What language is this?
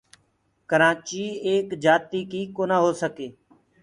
Gurgula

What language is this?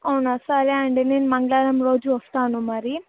Telugu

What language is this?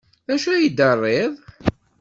Kabyle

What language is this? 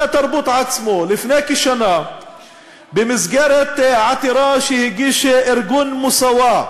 Hebrew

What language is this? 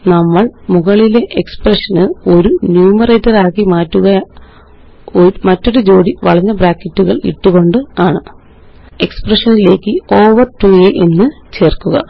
Malayalam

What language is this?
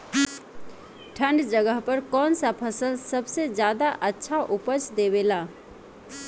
Bhojpuri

